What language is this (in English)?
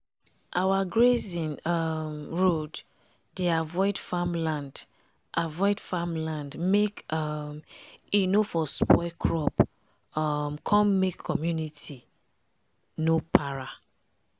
Nigerian Pidgin